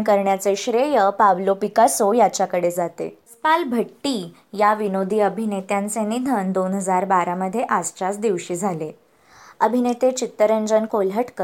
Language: Marathi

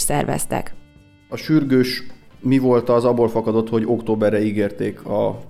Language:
Hungarian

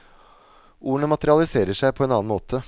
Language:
Norwegian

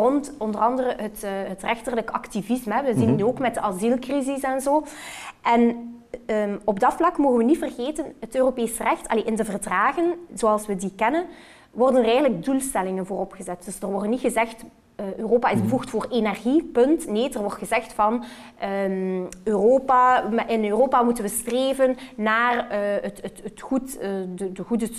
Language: Dutch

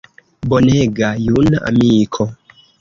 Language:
Esperanto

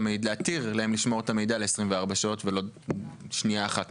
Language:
Hebrew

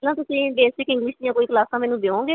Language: Punjabi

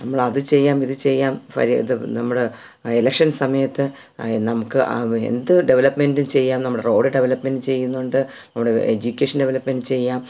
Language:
Malayalam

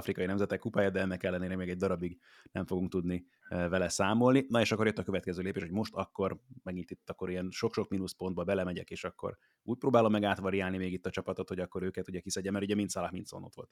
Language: Hungarian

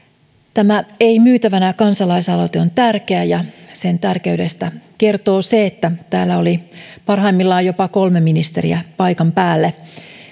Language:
Finnish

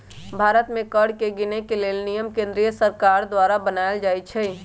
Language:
Magahi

